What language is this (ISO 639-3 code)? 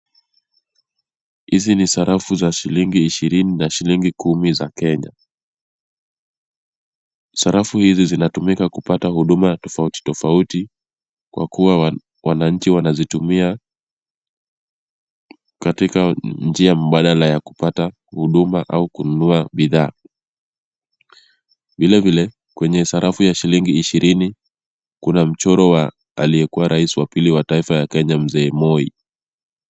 swa